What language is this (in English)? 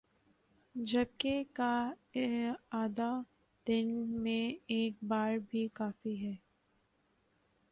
Urdu